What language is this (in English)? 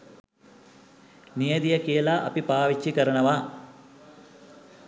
Sinhala